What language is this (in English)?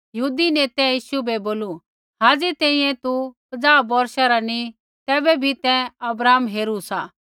Kullu Pahari